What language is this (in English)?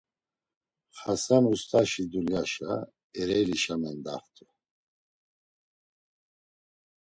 Laz